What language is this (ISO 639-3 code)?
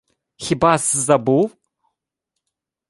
ukr